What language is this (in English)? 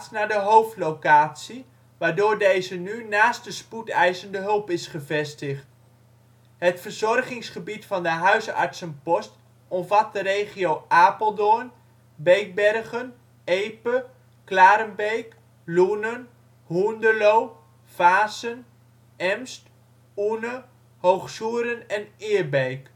Dutch